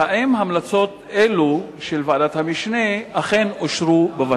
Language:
Hebrew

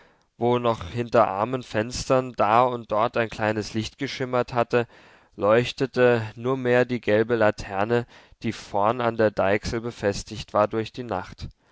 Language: German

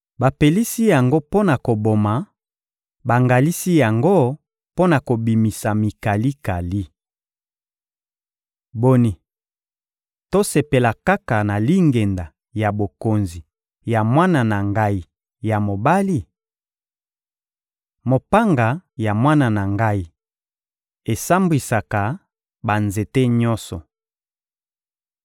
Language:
Lingala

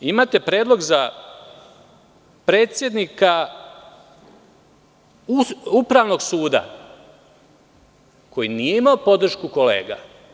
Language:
Serbian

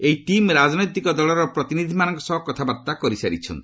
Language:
Odia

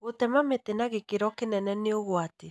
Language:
Kikuyu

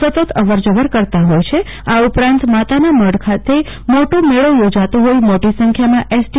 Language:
Gujarati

